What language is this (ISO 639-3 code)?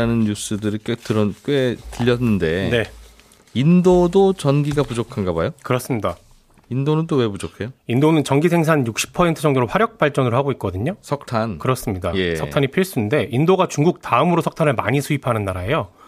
kor